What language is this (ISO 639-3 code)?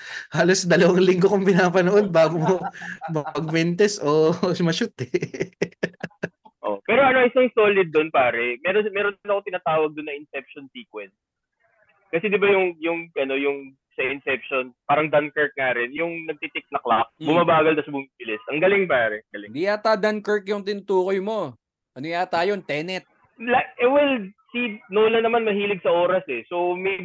fil